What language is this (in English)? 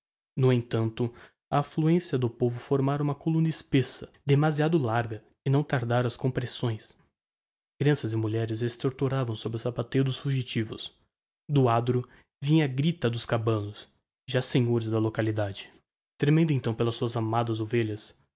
Portuguese